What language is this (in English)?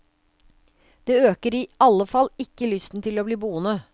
Norwegian